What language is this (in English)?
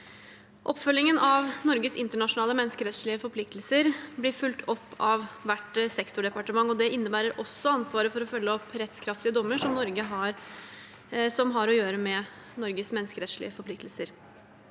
Norwegian